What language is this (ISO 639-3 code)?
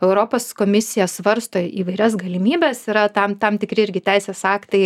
lit